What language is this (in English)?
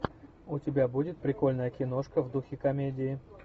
Russian